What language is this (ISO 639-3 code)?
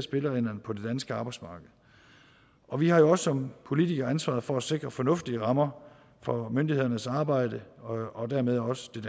dan